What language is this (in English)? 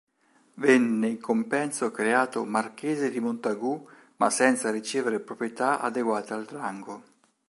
Italian